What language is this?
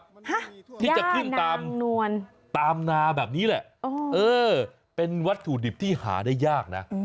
Thai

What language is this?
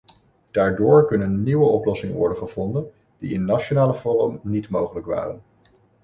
Dutch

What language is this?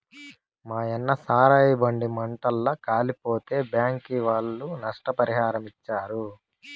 Telugu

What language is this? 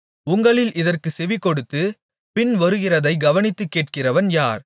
Tamil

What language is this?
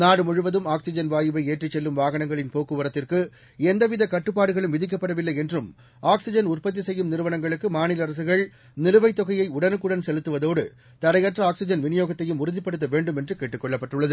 Tamil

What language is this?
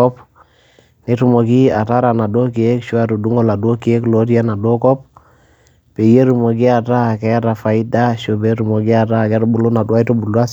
Masai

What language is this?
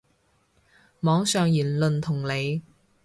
Cantonese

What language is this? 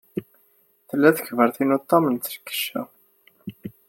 Kabyle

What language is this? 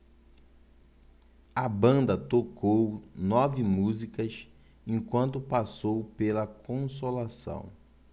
Portuguese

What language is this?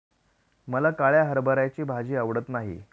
Marathi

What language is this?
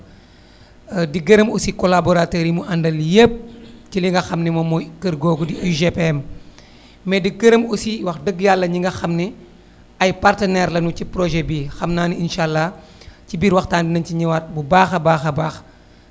Wolof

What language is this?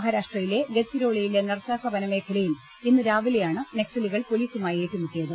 Malayalam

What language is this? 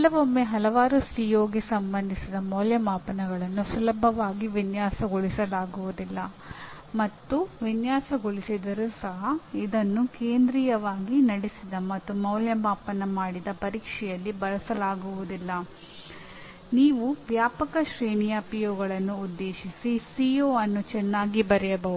Kannada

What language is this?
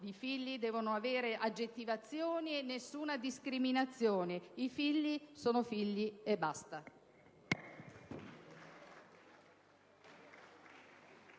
Italian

